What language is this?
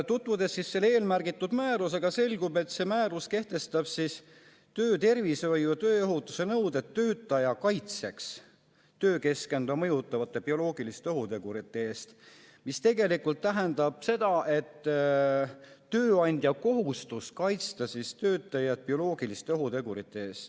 Estonian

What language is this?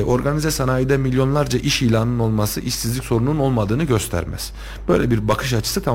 Turkish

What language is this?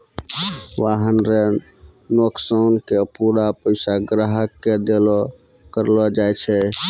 Maithili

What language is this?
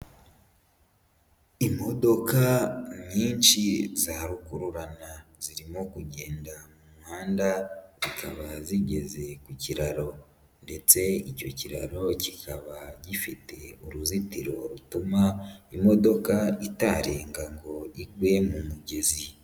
Kinyarwanda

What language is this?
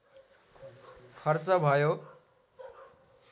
Nepali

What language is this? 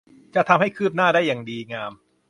Thai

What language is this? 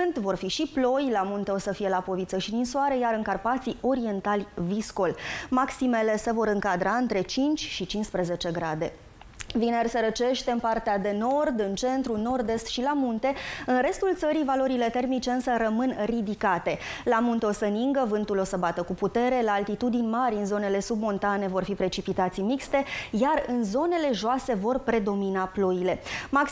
Romanian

